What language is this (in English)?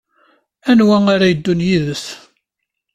Kabyle